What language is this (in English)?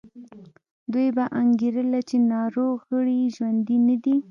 Pashto